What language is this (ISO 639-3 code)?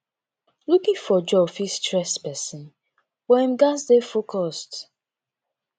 pcm